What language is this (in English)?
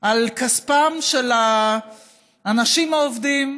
Hebrew